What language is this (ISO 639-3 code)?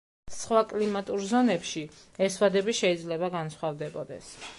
kat